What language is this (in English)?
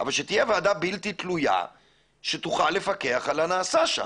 Hebrew